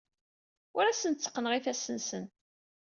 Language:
Kabyle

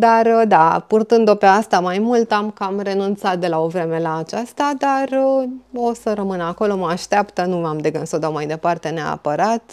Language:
Romanian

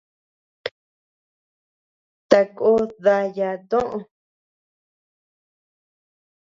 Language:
Tepeuxila Cuicatec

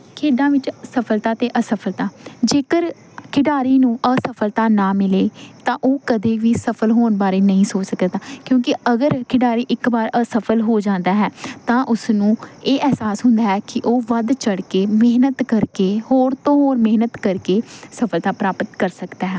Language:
Punjabi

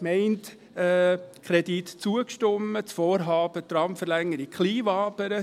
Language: Swiss German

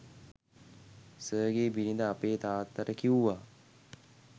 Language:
Sinhala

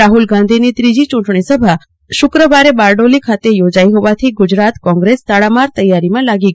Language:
Gujarati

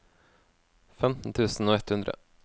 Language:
Norwegian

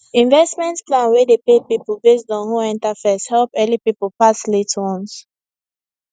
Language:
Nigerian Pidgin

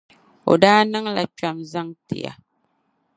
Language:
Dagbani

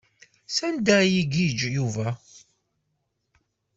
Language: Kabyle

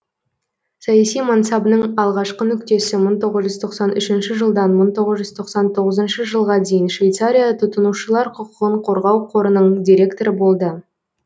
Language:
Kazakh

